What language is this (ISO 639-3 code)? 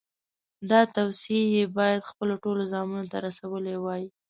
pus